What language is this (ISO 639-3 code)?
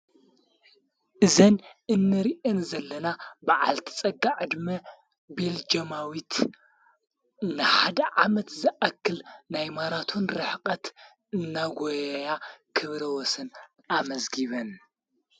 tir